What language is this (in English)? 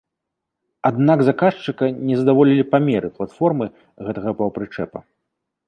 Belarusian